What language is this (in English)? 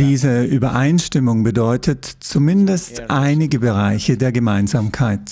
German